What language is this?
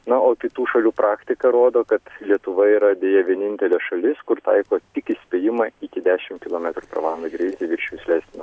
Lithuanian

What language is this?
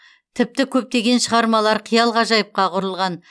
Kazakh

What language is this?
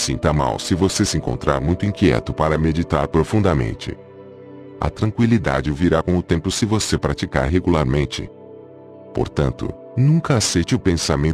Portuguese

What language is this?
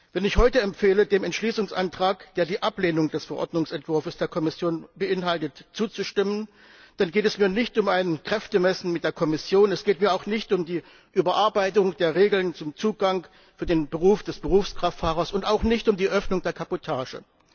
German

